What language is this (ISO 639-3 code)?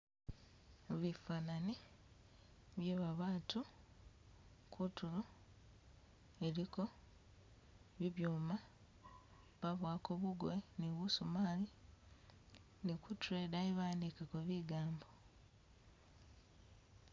myx